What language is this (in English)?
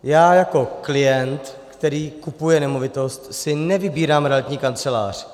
Czech